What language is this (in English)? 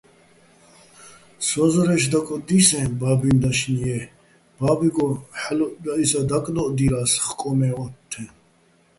Bats